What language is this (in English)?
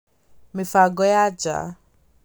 Kikuyu